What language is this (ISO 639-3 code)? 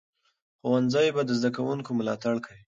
pus